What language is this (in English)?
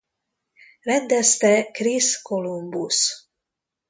Hungarian